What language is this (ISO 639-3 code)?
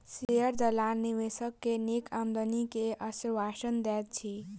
mai